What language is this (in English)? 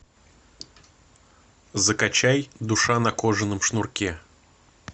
Russian